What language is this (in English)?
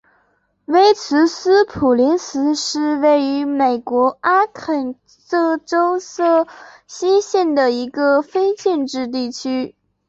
Chinese